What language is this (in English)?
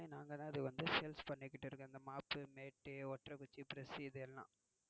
Tamil